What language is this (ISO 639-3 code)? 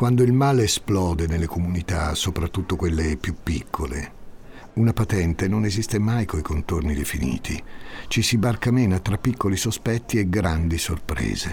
ita